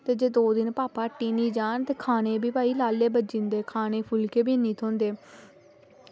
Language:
Dogri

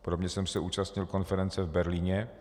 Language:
Czech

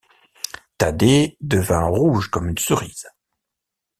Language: French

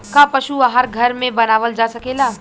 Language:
Bhojpuri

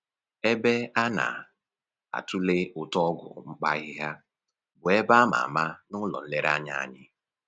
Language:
Igbo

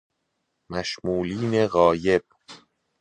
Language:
Persian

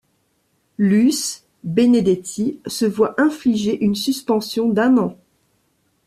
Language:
French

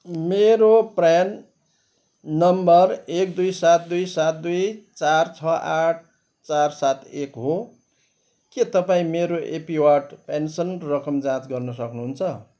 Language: Nepali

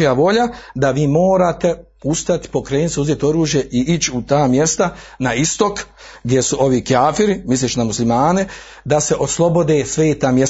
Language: Croatian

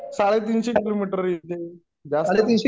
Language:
Marathi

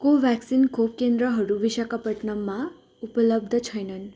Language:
Nepali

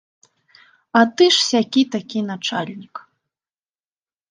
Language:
Belarusian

